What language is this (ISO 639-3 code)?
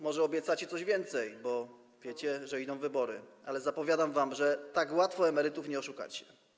pol